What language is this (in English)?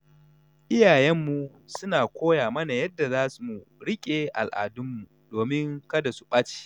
Hausa